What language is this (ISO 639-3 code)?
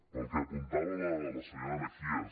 cat